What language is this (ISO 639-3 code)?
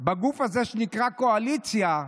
heb